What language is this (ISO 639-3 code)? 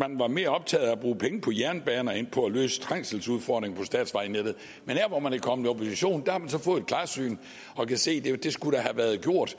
dan